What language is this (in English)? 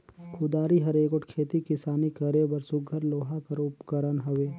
Chhattisgarhi